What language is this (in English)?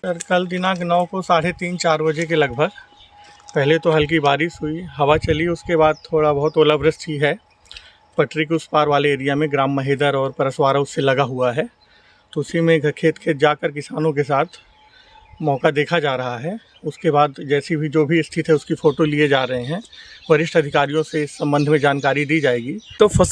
Hindi